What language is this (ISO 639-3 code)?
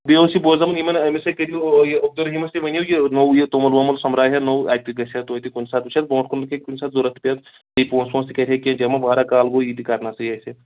kas